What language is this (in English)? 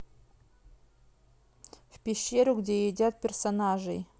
Russian